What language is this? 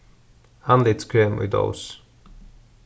Faroese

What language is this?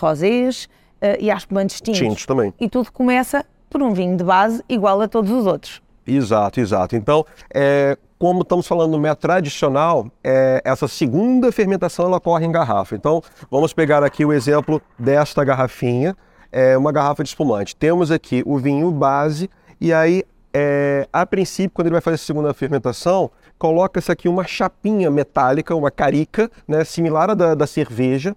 Portuguese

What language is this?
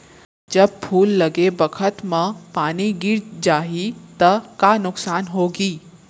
Chhattisgarhi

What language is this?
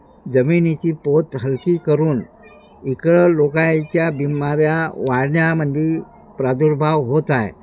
Marathi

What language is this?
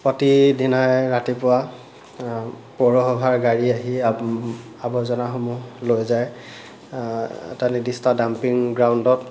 Assamese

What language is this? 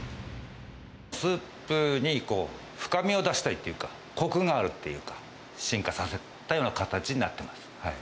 Japanese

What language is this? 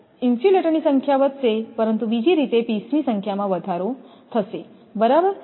Gujarati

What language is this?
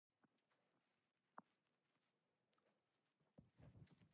Japanese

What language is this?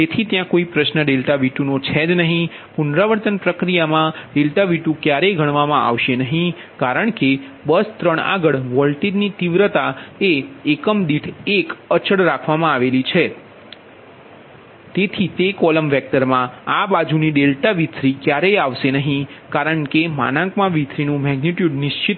Gujarati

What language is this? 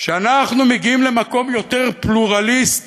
Hebrew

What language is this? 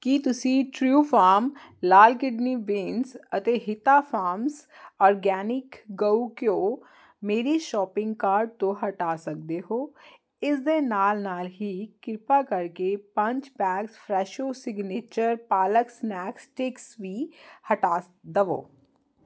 Punjabi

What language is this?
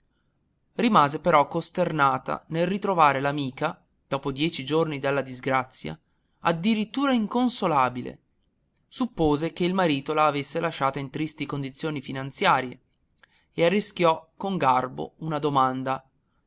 Italian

